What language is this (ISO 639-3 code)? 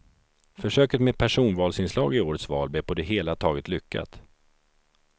swe